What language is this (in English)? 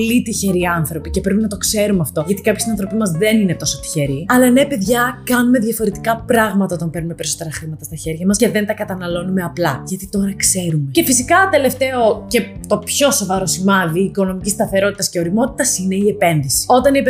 Greek